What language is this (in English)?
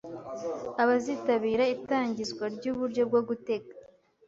Kinyarwanda